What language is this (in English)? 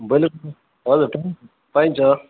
Nepali